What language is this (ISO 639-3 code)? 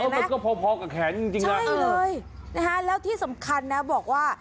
tha